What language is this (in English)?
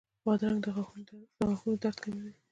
Pashto